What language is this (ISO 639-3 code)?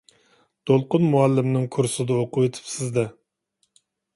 uig